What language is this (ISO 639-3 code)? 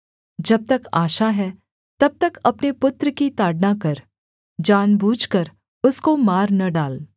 hin